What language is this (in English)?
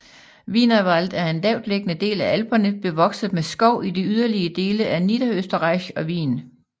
Danish